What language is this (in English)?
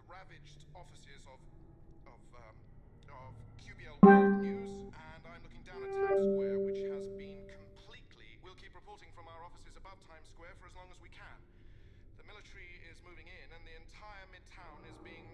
English